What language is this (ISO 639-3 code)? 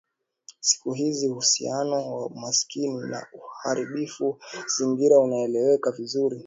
swa